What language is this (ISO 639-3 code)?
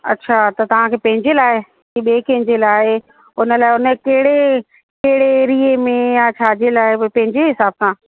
snd